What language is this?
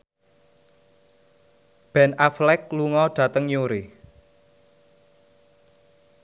Javanese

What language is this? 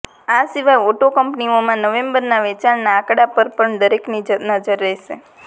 Gujarati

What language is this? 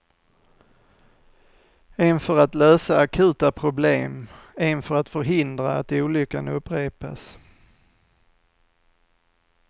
Swedish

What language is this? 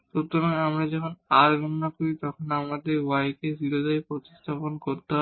Bangla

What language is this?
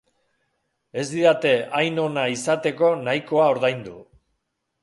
Basque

